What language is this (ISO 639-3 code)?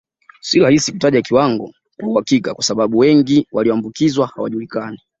swa